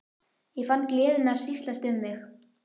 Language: Icelandic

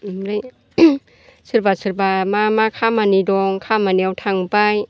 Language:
Bodo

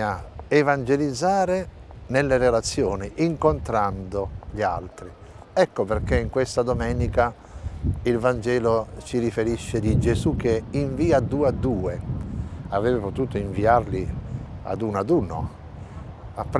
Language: Italian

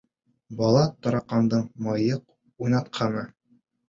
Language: Bashkir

